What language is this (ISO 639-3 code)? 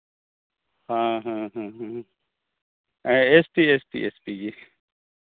sat